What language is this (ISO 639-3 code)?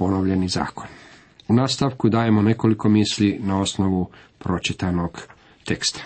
hrv